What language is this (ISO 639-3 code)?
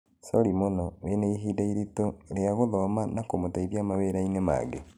kik